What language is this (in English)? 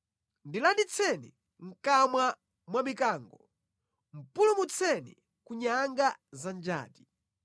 Nyanja